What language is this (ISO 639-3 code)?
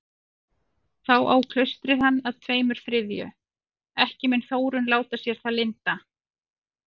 isl